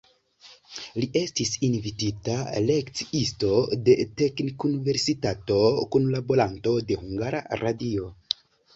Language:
Esperanto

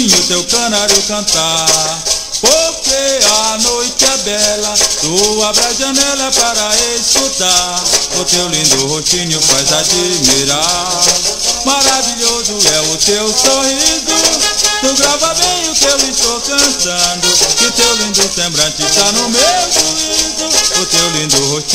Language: Portuguese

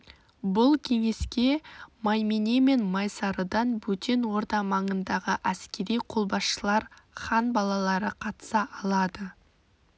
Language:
Kazakh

